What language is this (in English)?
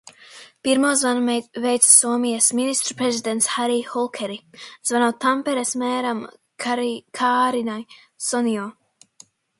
Latvian